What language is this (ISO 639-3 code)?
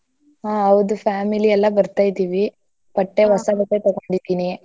kan